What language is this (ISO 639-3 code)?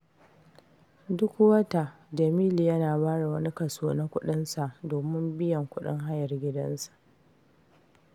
hau